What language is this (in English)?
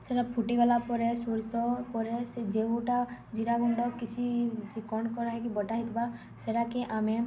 Odia